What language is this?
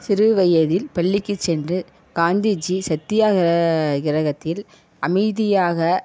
Tamil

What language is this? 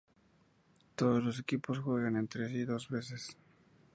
Spanish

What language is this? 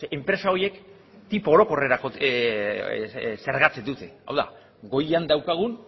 Basque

